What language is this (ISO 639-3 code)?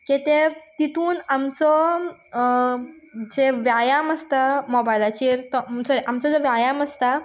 kok